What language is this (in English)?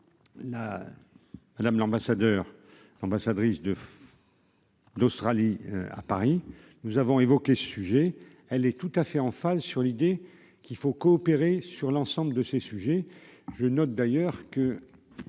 French